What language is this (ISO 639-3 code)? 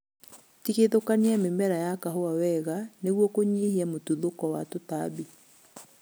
kik